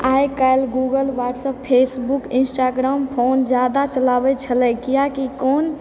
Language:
Maithili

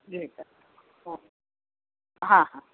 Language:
Marathi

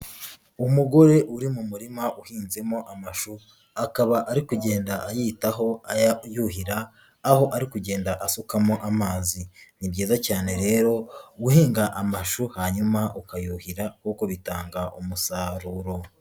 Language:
Kinyarwanda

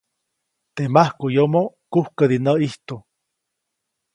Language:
Copainalá Zoque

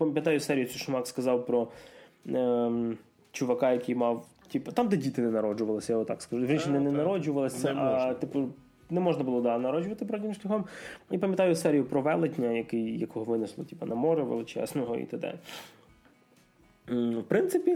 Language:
Ukrainian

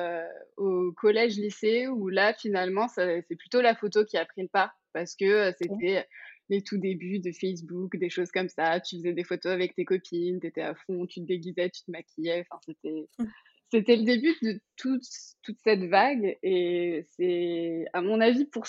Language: French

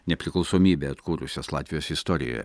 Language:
Lithuanian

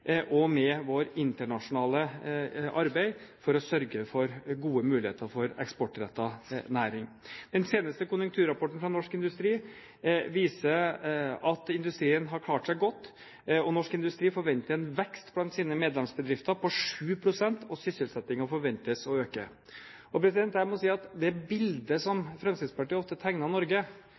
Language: Norwegian Bokmål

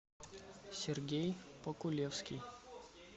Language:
Russian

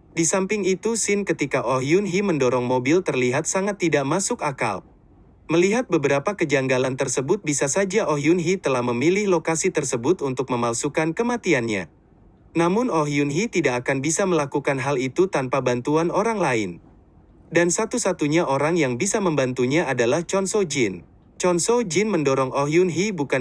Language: Indonesian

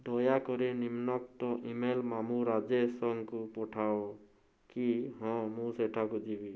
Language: Odia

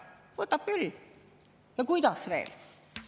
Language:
Estonian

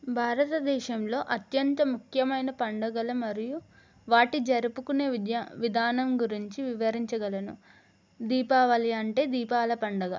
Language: Telugu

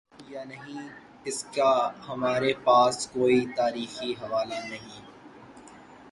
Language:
Urdu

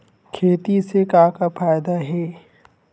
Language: Chhattisgarhi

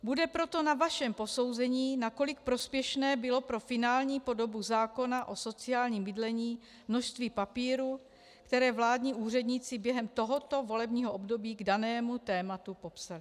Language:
Czech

